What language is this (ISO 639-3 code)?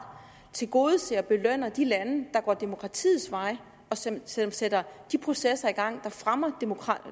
dan